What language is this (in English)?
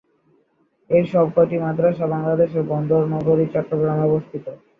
Bangla